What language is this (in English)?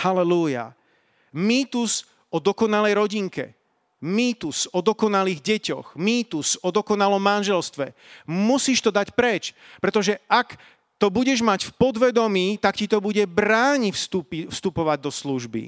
Slovak